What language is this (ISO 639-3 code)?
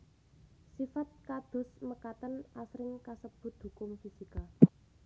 jav